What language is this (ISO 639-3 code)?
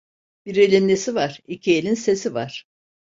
tur